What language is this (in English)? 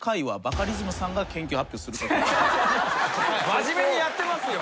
Japanese